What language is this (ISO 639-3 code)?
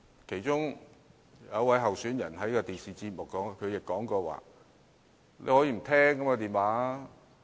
yue